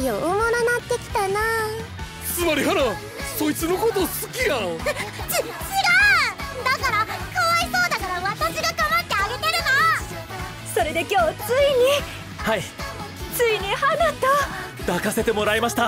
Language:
Japanese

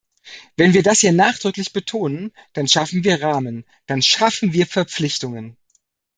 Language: German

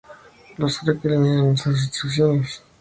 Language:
Spanish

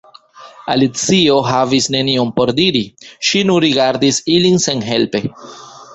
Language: Esperanto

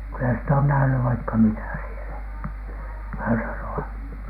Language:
Finnish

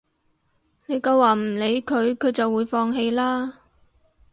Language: Cantonese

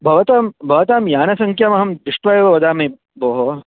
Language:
Sanskrit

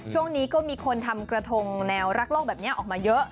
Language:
Thai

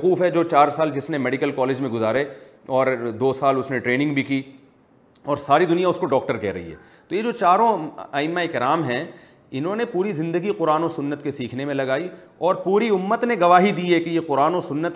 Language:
Urdu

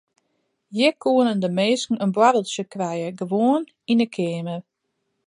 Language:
Western Frisian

